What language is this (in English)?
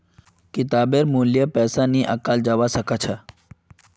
Magahi